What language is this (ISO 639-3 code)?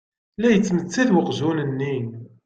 kab